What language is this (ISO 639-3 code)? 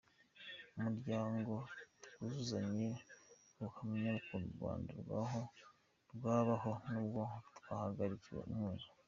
kin